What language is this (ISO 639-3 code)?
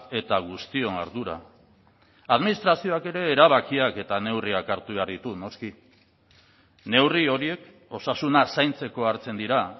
eus